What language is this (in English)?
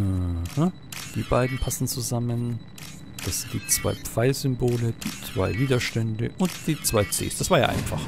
German